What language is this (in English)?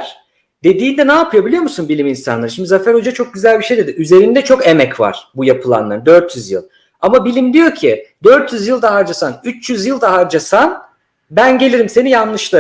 Turkish